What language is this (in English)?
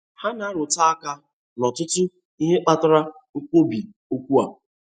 Igbo